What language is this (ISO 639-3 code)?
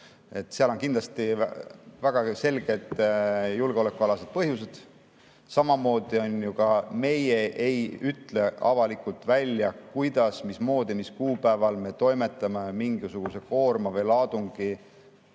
est